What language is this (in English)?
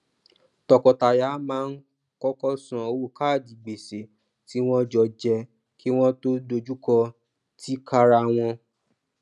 Yoruba